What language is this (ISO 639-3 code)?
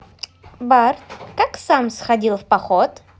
rus